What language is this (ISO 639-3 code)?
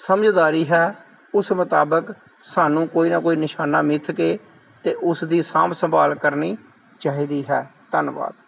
pan